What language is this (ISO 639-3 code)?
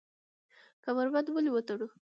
pus